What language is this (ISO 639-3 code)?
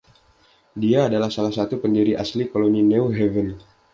ind